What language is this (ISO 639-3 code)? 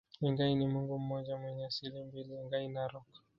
swa